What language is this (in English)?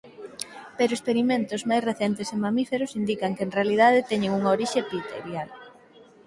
Galician